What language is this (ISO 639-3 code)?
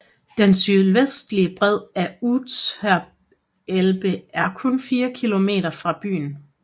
dan